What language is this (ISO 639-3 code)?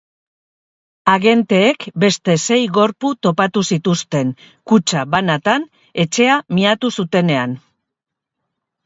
eus